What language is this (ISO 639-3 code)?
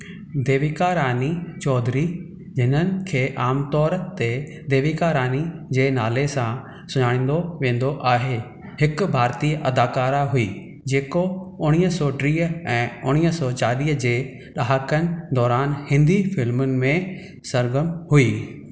snd